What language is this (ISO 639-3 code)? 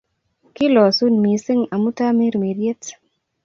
kln